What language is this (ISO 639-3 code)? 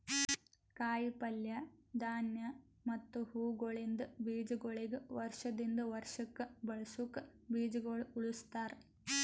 kan